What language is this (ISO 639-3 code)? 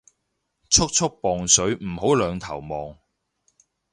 yue